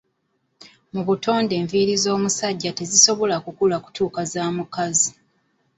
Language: Ganda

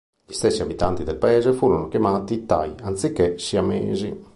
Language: Italian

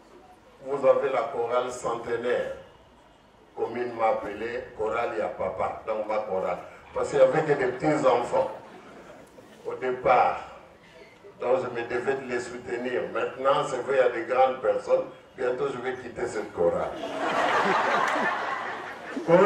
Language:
French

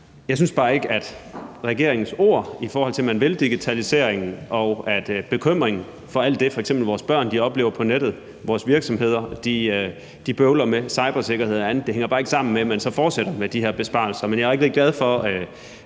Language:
Danish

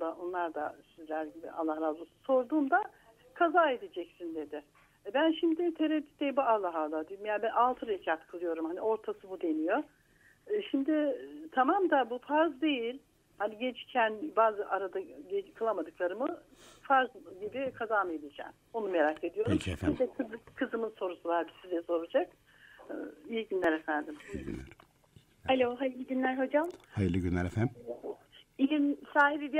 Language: Turkish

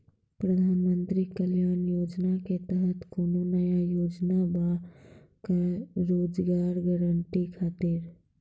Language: Maithili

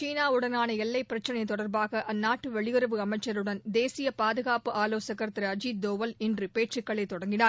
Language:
Tamil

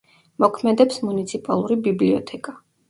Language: Georgian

